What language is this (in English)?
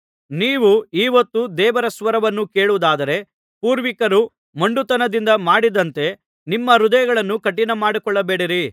Kannada